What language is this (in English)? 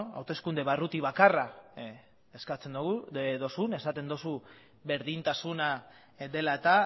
Basque